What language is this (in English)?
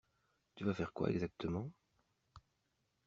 French